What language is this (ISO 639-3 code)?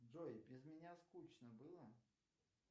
rus